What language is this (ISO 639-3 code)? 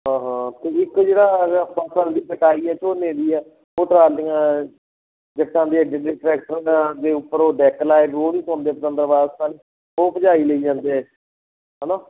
pan